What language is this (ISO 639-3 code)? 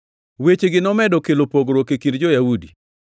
luo